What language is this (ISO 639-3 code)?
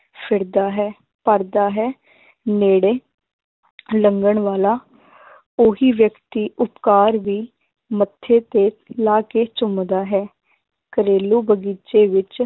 pan